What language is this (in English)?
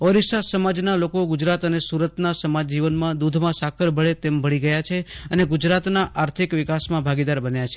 Gujarati